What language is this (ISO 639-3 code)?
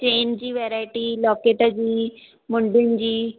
snd